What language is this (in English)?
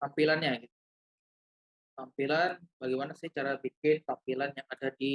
Indonesian